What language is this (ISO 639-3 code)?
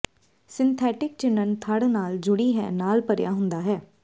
pan